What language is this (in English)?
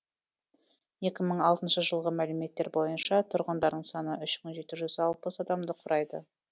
Kazakh